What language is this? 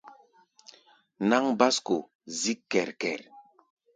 Gbaya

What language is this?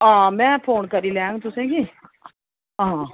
Dogri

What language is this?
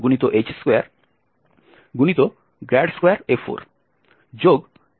Bangla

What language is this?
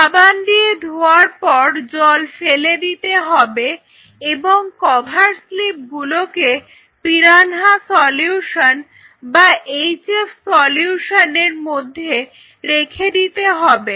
Bangla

